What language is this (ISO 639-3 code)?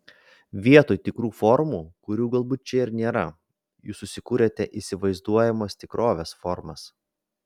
lit